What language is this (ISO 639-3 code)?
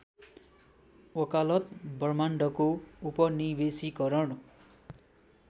nep